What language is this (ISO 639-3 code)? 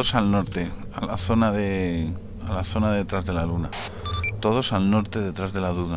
spa